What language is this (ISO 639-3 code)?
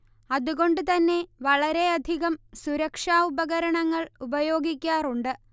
mal